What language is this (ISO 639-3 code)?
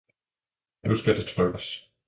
dan